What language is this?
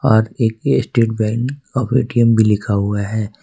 Hindi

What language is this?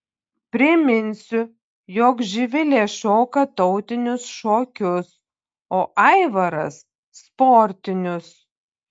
Lithuanian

